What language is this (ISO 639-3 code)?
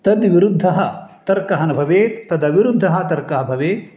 san